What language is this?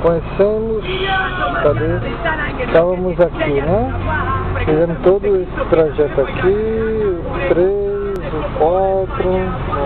Portuguese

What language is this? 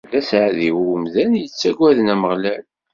Kabyle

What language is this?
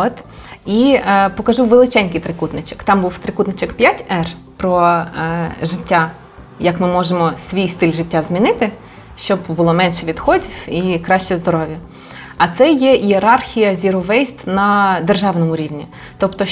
Ukrainian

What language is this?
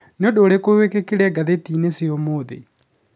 Kikuyu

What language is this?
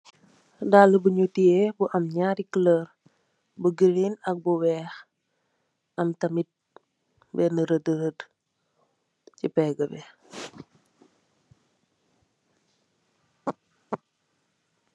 Wolof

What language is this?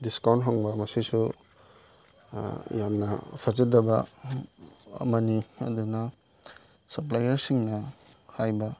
Manipuri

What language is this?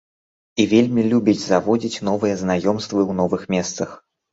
Belarusian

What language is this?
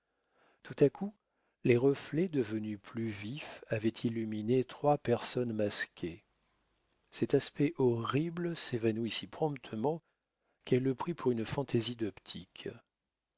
French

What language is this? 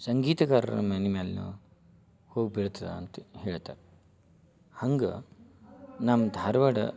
Kannada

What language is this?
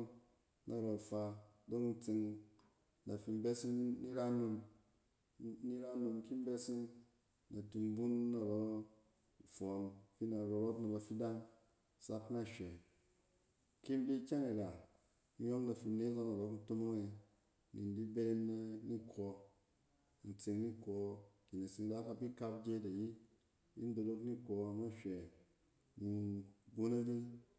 Cen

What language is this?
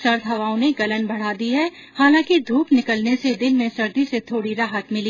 Hindi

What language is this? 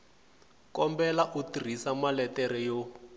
Tsonga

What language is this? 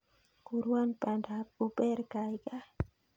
Kalenjin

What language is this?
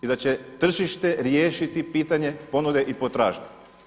Croatian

